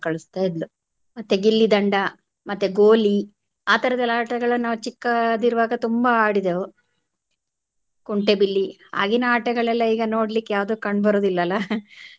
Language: Kannada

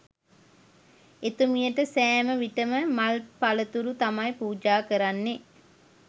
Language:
Sinhala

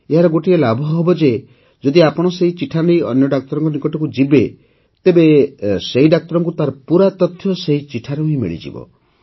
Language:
Odia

